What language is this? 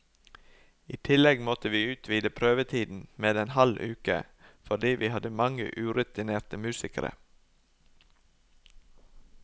Norwegian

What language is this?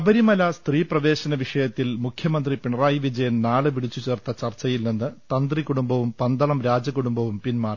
Malayalam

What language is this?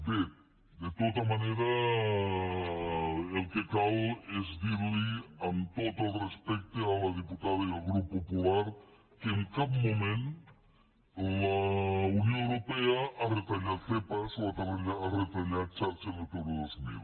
Catalan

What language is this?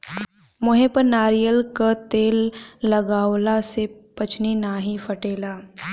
Bhojpuri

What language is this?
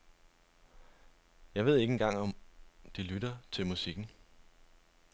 Danish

